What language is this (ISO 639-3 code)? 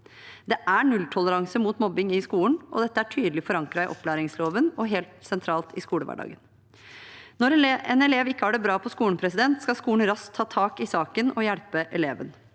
nor